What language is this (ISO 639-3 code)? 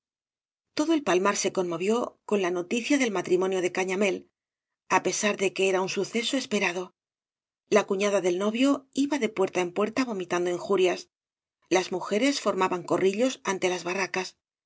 spa